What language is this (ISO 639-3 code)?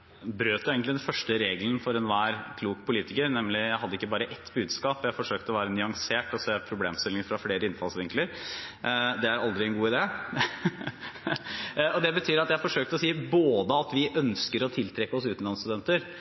nob